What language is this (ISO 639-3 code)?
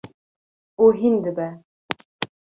kur